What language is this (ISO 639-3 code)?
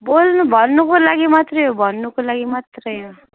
nep